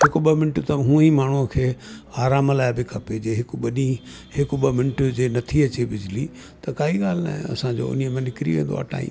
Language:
Sindhi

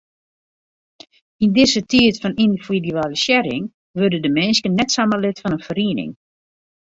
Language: Western Frisian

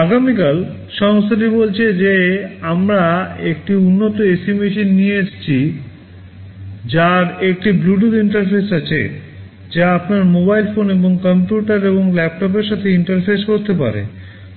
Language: Bangla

